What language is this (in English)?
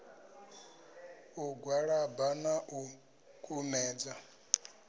Venda